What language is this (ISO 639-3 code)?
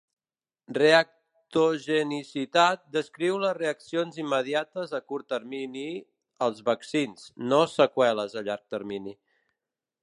cat